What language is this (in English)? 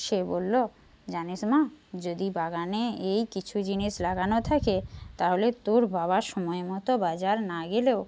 Bangla